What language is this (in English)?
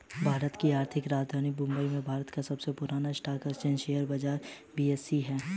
Hindi